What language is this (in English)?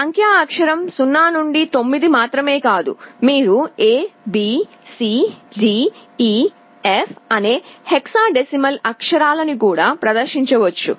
Telugu